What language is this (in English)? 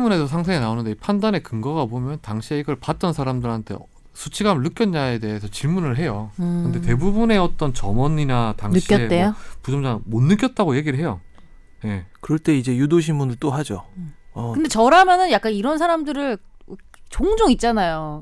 Korean